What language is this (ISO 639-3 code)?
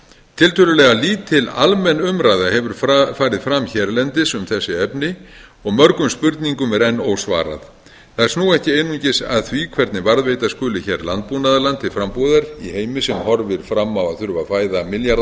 isl